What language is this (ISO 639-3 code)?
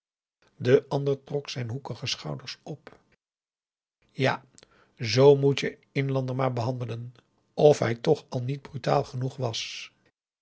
nld